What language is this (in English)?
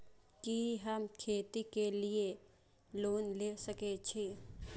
Maithili